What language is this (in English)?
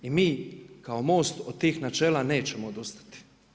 Croatian